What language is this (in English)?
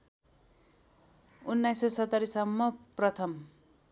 Nepali